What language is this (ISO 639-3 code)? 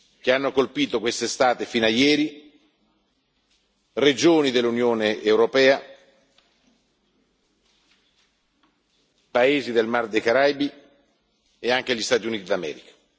ita